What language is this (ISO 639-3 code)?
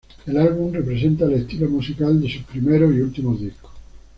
spa